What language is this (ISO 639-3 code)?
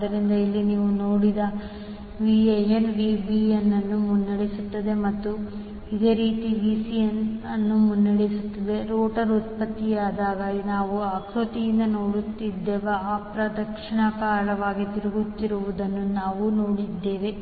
kan